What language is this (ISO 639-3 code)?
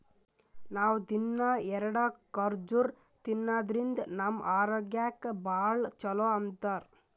kan